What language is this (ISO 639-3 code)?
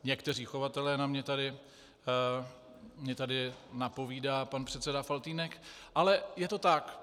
ces